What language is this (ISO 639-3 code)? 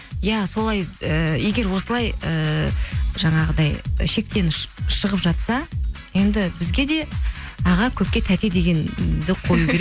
kaz